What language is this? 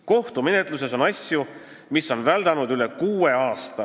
Estonian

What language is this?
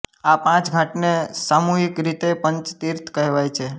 Gujarati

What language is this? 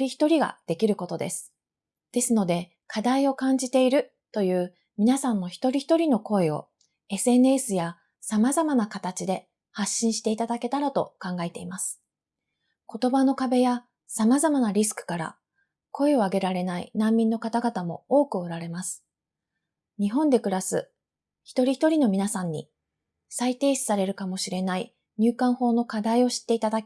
Japanese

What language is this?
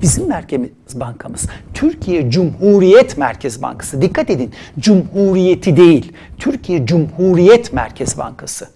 Turkish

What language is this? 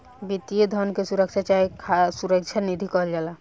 Bhojpuri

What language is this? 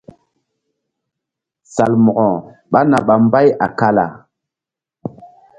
Mbum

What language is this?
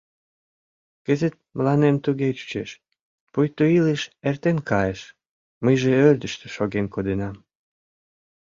Mari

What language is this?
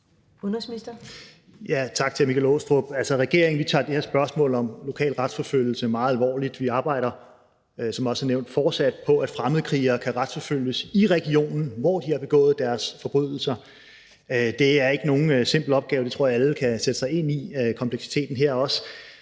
Danish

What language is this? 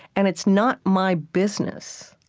English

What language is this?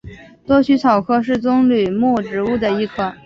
Chinese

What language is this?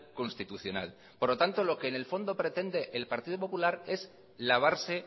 Spanish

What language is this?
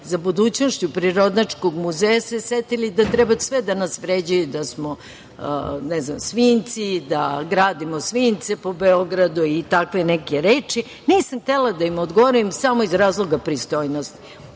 Serbian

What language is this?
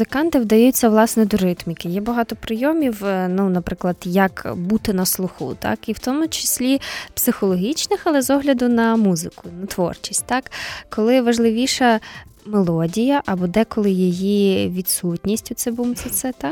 Ukrainian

